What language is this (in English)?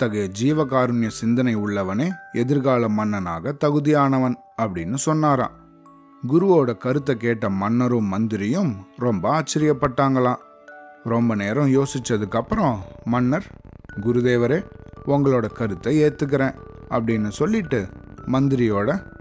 Tamil